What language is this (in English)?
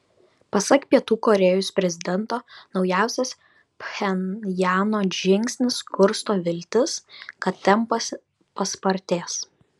Lithuanian